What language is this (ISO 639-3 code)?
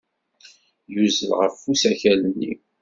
kab